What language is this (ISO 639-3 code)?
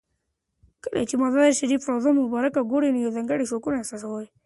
pus